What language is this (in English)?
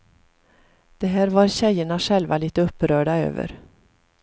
Swedish